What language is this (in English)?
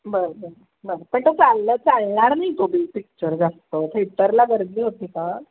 Marathi